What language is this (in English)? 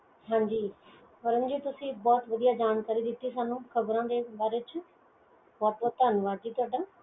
Punjabi